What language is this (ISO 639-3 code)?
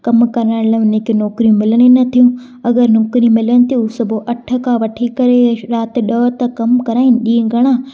snd